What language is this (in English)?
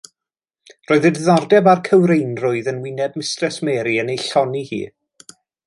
Welsh